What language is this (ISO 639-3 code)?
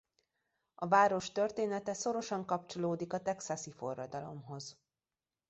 hun